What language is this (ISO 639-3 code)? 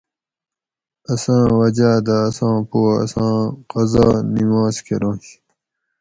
gwc